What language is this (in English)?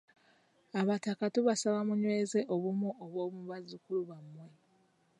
Ganda